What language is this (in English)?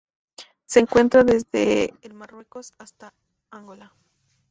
Spanish